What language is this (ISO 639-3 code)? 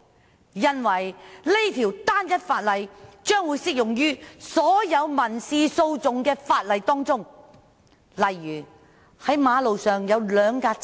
yue